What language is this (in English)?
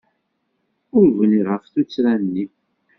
Kabyle